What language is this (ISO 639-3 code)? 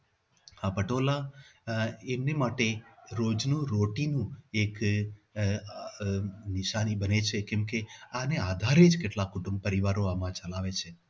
guj